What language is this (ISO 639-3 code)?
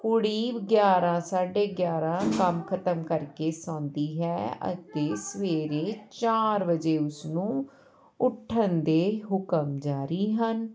pan